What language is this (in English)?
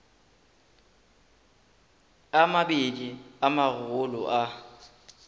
Northern Sotho